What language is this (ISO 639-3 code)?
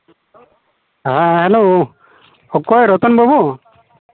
sat